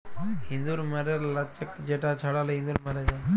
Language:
Bangla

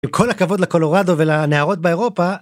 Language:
Hebrew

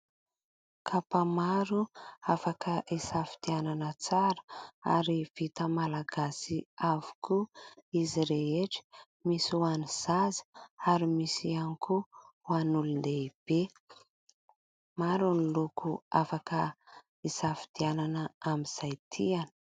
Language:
Malagasy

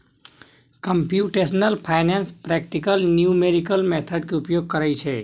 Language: Maithili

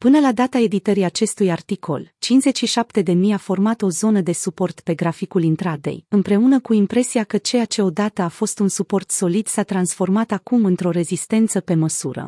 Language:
Romanian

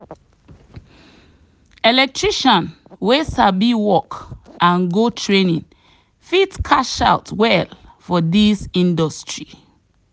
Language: Nigerian Pidgin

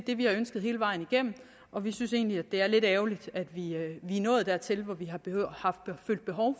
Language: Danish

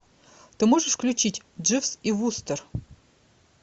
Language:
Russian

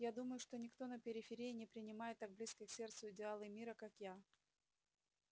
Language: Russian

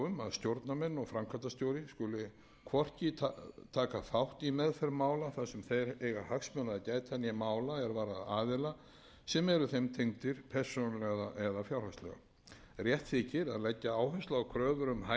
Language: Icelandic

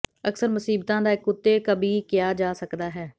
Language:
Punjabi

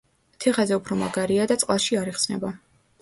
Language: Georgian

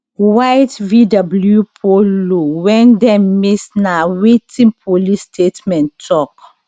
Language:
Nigerian Pidgin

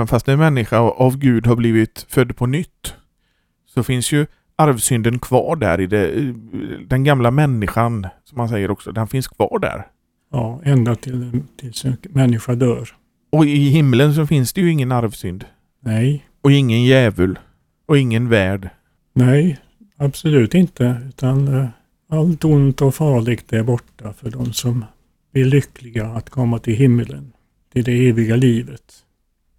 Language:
Swedish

